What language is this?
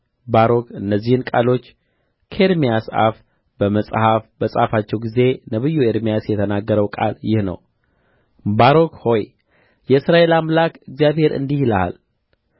Amharic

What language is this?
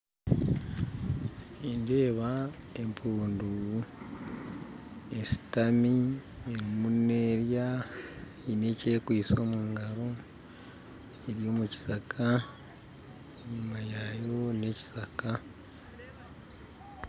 Nyankole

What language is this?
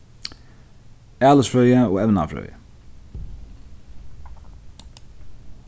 Faroese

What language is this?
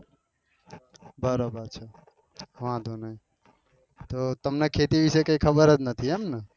Gujarati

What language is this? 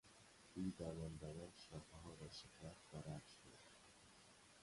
Persian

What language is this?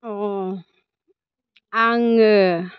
Bodo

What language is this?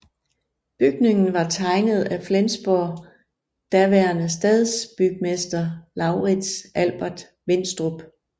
Danish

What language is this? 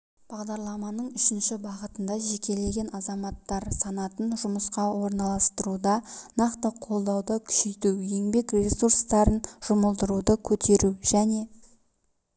Kazakh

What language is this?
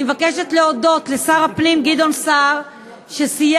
Hebrew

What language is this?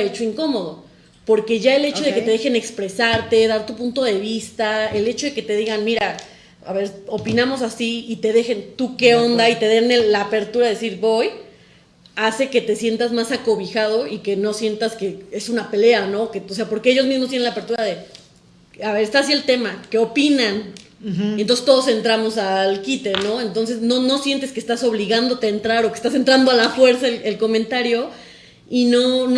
Spanish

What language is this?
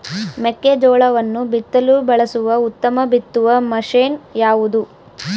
Kannada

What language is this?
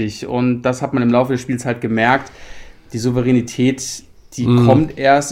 German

